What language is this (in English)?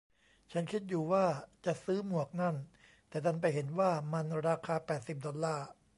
Thai